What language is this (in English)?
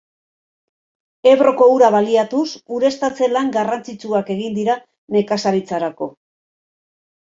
Basque